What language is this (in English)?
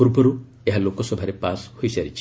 Odia